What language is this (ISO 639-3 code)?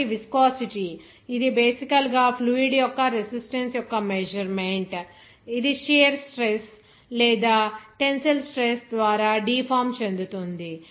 tel